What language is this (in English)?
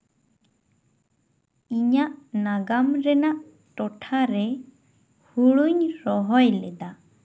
Santali